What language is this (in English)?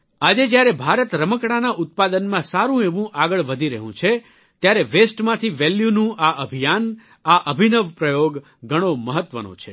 Gujarati